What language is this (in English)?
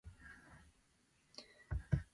Slovenian